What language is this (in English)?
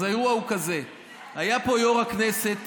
Hebrew